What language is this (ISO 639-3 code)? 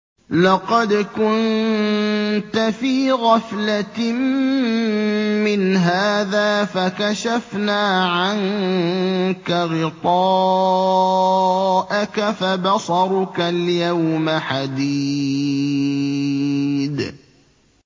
ara